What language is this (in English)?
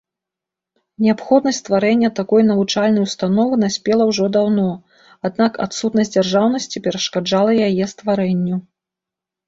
Belarusian